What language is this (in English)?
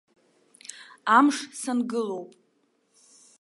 Abkhazian